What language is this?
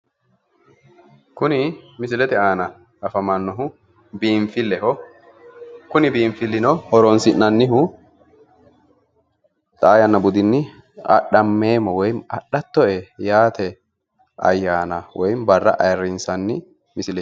Sidamo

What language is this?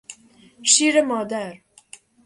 Persian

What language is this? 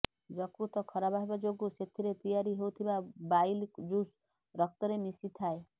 Odia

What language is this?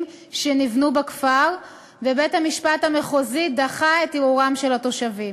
Hebrew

